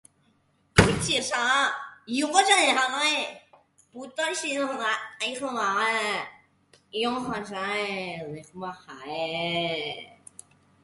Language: Min Nan Chinese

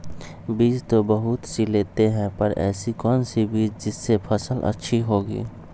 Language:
Magahi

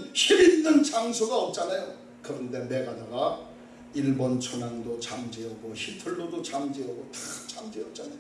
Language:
Korean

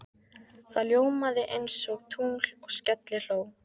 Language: Icelandic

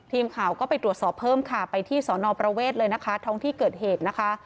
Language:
Thai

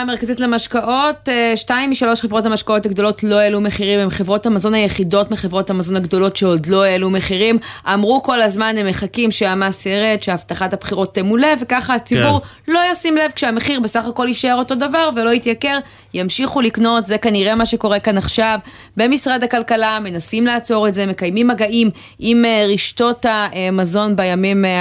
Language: Hebrew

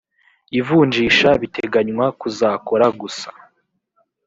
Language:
Kinyarwanda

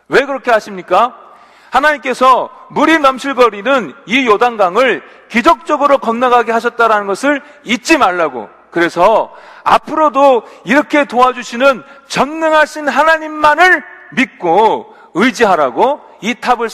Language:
Korean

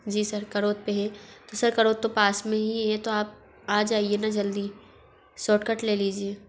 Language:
Hindi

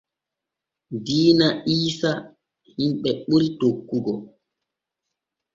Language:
Borgu Fulfulde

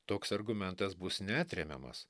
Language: Lithuanian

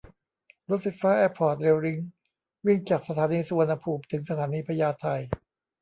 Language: Thai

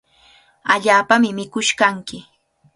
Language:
Cajatambo North Lima Quechua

